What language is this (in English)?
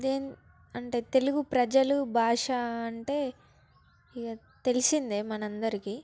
Telugu